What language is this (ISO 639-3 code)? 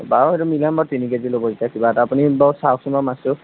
asm